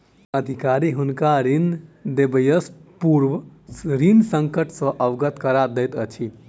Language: Maithili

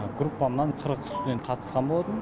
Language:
Kazakh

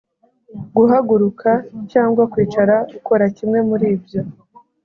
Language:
Kinyarwanda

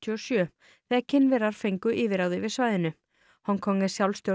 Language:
Icelandic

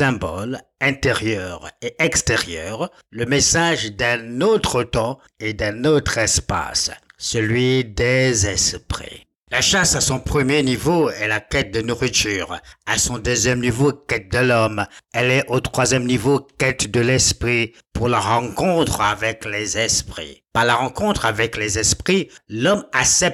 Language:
French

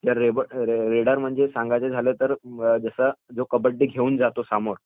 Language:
Marathi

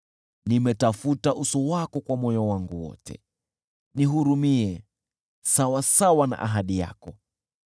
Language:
Swahili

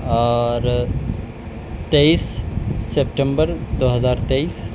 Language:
Urdu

